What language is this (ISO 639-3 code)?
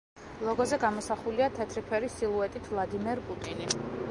kat